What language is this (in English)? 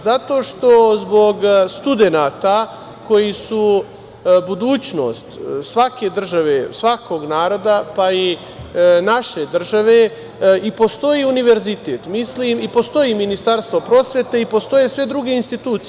Serbian